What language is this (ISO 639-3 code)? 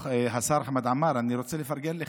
heb